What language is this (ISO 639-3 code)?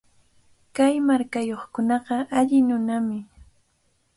qvl